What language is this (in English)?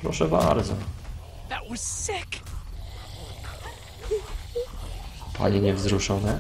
Polish